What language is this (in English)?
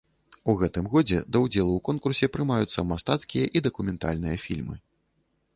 Belarusian